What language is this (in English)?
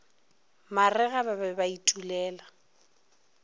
Northern Sotho